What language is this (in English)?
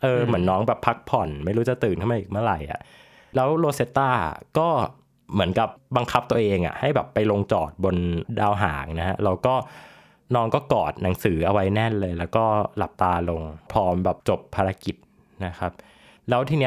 Thai